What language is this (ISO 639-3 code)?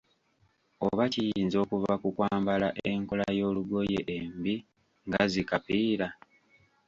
lug